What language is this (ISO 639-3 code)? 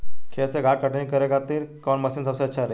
bho